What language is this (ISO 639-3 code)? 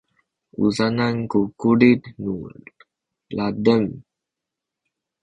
szy